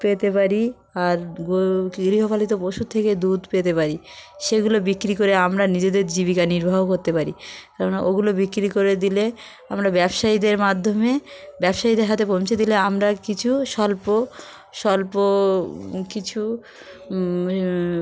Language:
Bangla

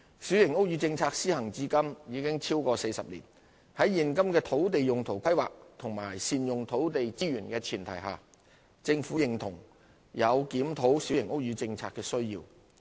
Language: Cantonese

